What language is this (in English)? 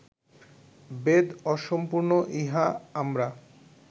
Bangla